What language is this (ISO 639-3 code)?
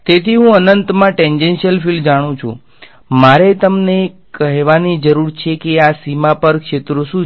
guj